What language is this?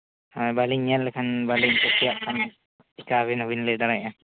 Santali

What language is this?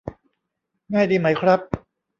Thai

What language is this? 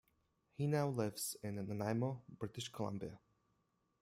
English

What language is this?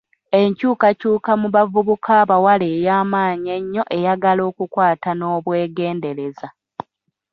Ganda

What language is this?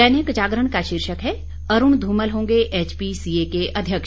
Hindi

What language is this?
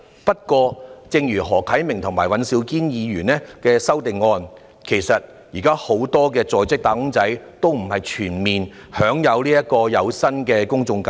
Cantonese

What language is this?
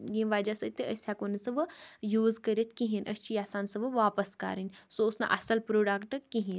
Kashmiri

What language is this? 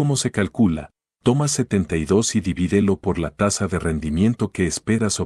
Spanish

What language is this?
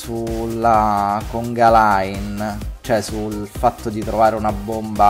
Italian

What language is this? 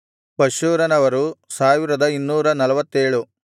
Kannada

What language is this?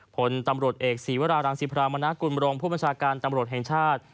Thai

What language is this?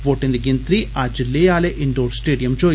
Dogri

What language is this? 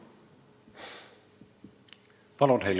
Estonian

